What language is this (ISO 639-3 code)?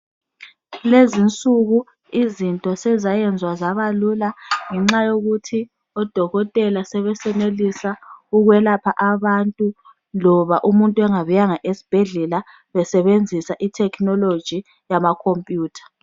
nde